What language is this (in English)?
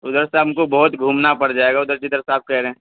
Urdu